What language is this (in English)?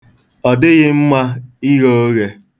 Igbo